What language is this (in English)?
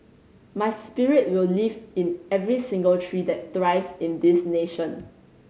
English